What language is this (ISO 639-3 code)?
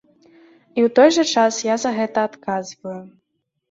bel